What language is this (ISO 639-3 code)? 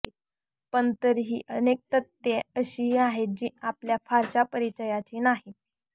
mar